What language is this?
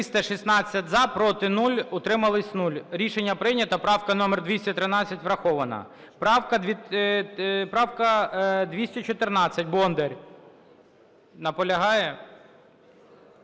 Ukrainian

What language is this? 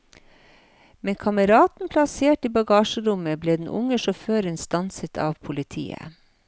Norwegian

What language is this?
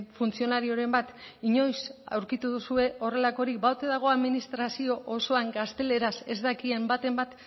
Basque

